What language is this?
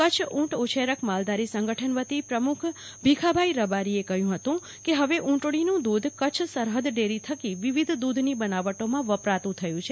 Gujarati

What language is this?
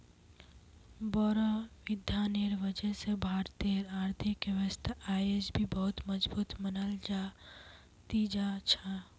Magahi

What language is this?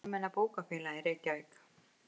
Icelandic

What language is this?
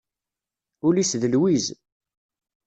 Kabyle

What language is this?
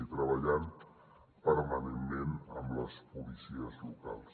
Catalan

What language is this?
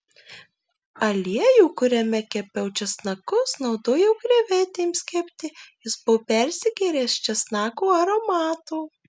Lithuanian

